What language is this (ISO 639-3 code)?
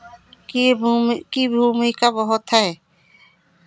hin